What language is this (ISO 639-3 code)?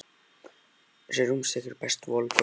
isl